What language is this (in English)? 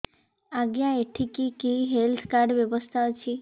Odia